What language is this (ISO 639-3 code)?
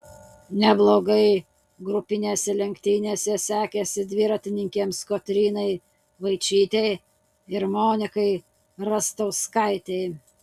lit